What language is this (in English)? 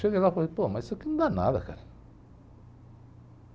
Portuguese